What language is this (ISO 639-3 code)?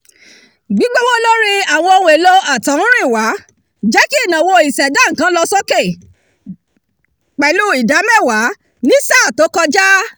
yor